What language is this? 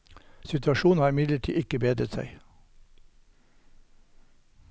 Norwegian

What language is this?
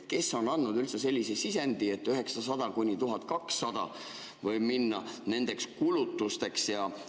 Estonian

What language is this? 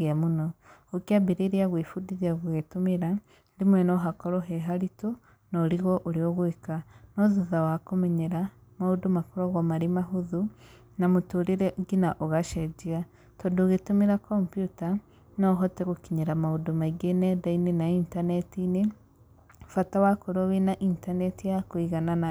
Kikuyu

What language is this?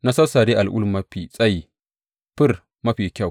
Hausa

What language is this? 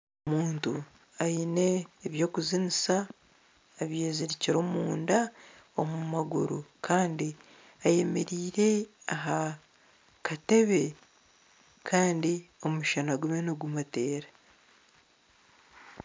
Nyankole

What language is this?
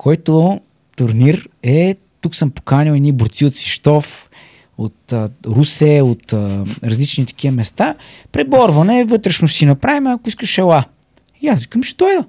Bulgarian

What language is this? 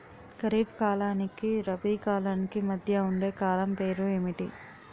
Telugu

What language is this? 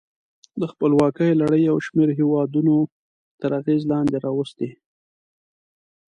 Pashto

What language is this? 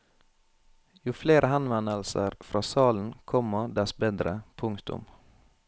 Norwegian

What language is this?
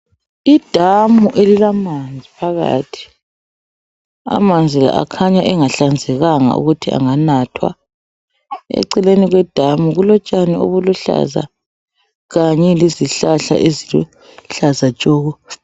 North Ndebele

